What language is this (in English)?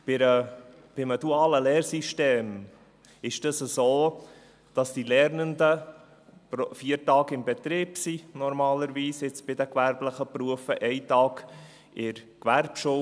Swiss German